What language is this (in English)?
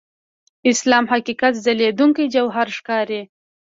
Pashto